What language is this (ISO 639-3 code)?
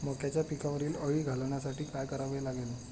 mar